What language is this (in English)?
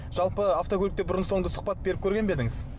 Kazakh